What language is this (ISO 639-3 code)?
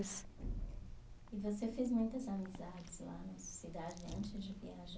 por